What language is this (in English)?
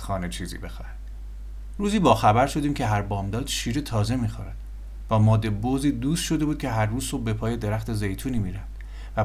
Persian